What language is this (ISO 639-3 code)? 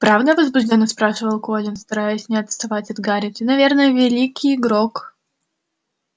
rus